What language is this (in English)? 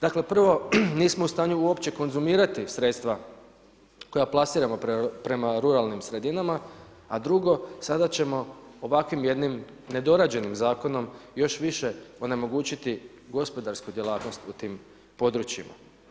Croatian